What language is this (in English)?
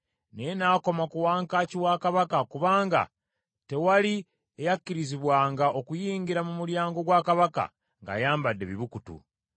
Ganda